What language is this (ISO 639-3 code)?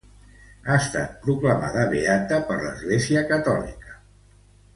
cat